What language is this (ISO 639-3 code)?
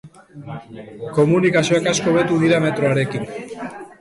eus